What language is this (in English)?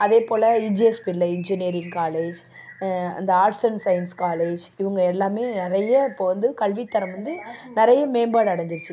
Tamil